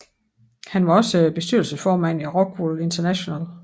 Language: Danish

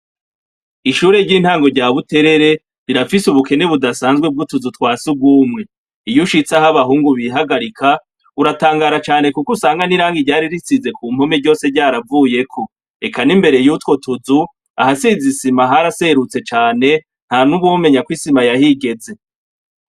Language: Rundi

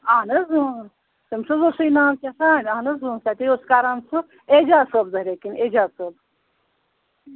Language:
Kashmiri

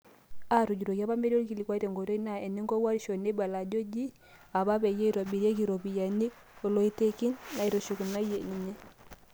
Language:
Masai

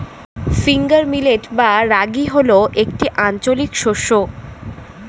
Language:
Bangla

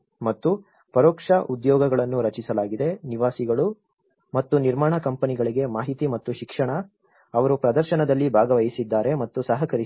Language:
Kannada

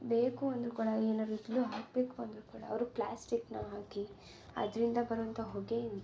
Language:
Kannada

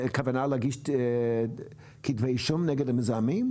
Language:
Hebrew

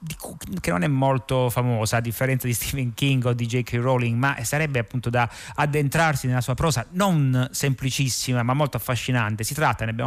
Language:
Italian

